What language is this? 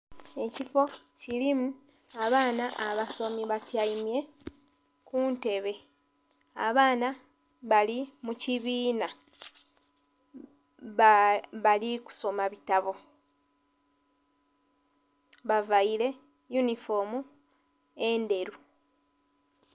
Soga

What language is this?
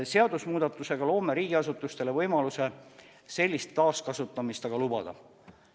Estonian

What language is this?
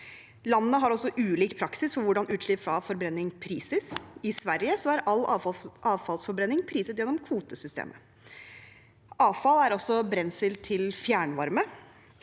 Norwegian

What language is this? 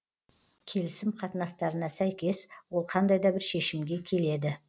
Kazakh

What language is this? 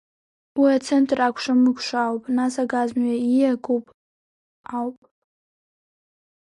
Abkhazian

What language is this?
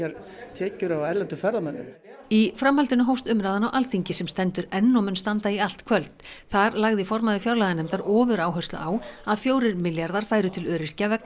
Icelandic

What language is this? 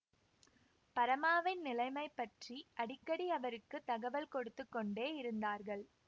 Tamil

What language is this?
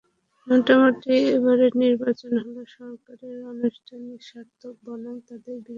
Bangla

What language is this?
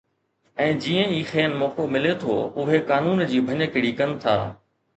Sindhi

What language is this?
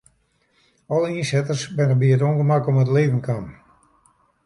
Western Frisian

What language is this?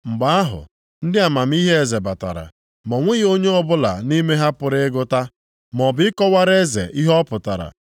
Igbo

